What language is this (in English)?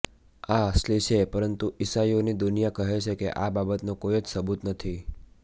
Gujarati